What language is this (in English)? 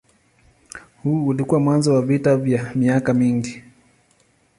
Swahili